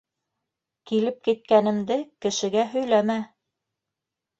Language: Bashkir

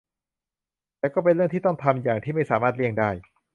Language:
Thai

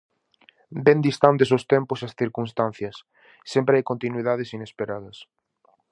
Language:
Galician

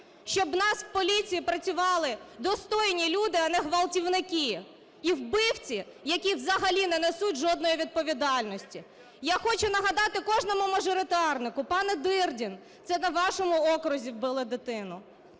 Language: Ukrainian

